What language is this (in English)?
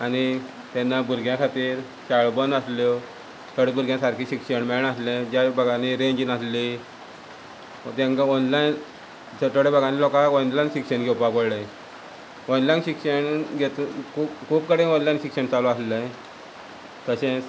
Konkani